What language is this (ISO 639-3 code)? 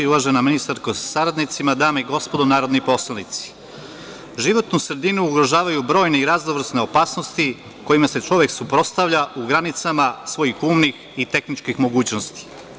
srp